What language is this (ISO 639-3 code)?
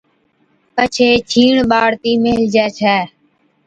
odk